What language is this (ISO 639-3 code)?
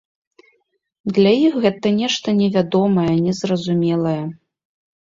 bel